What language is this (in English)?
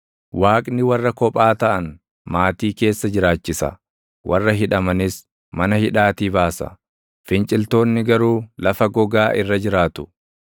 Oromo